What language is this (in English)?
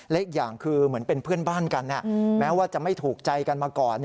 Thai